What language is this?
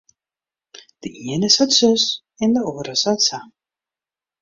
Western Frisian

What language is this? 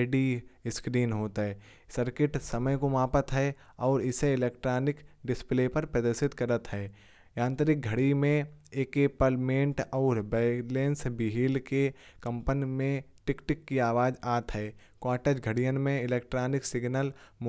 Kanauji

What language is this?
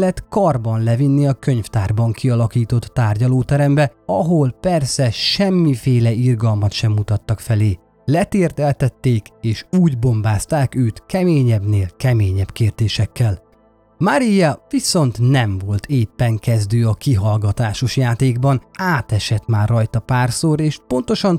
Hungarian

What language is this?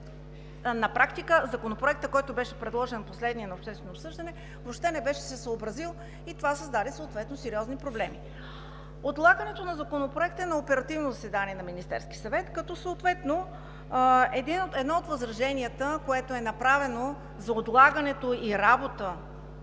Bulgarian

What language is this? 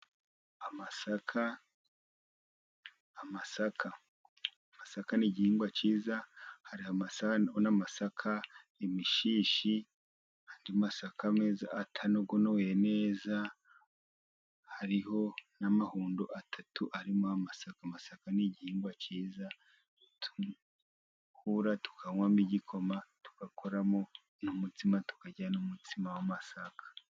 Kinyarwanda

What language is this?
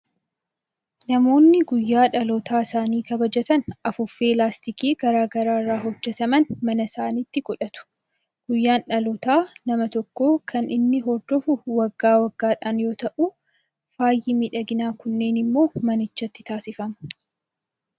Oromo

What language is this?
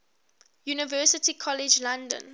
English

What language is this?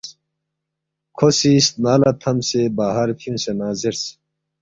Balti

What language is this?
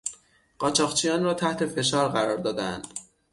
Persian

